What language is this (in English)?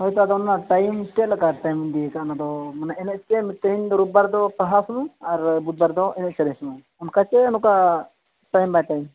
Santali